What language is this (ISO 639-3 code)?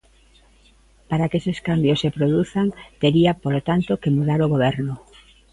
glg